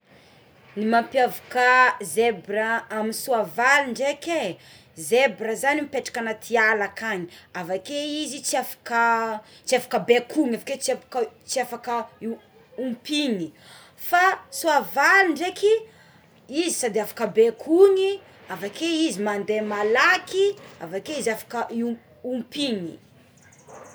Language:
Tsimihety Malagasy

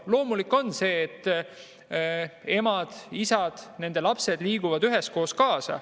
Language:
Estonian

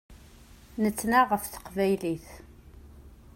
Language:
Kabyle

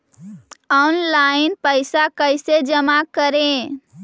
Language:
Magahi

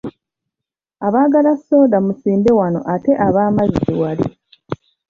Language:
Ganda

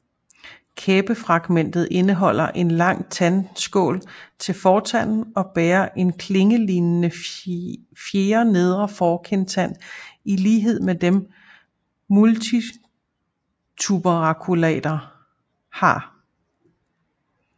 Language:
Danish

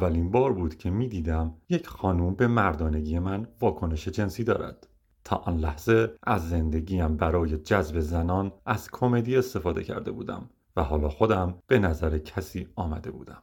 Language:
Persian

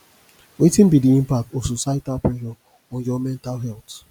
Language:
Nigerian Pidgin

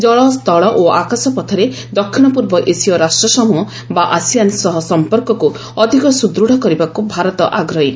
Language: Odia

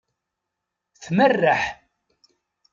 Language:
Kabyle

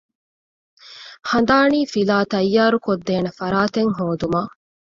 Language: Divehi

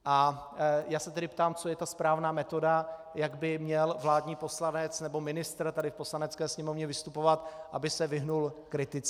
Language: Czech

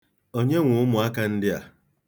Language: Igbo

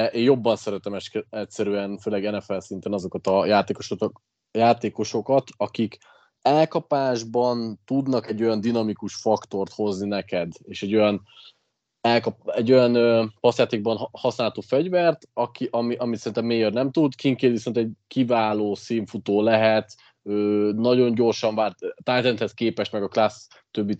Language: Hungarian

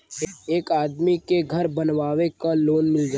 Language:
Bhojpuri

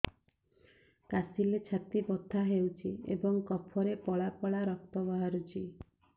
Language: Odia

